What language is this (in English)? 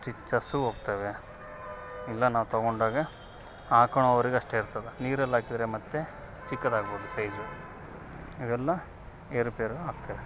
Kannada